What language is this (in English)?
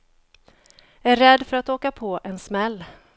Swedish